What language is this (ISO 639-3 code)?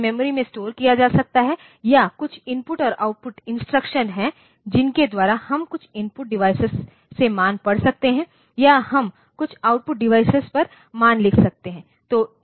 hin